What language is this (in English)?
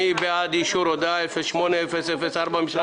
Hebrew